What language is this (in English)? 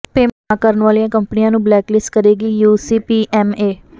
Punjabi